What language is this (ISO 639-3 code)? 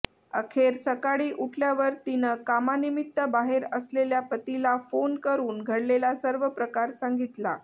mar